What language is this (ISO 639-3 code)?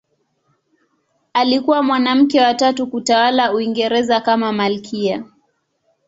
swa